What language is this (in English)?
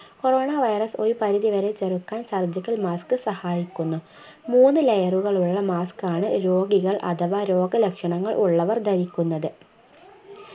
Malayalam